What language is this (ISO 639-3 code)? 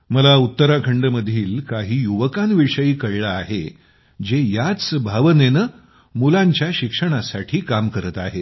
mar